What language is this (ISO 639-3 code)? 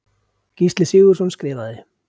isl